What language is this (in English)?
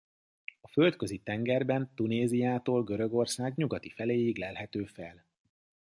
Hungarian